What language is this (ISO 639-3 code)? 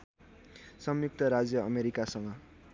nep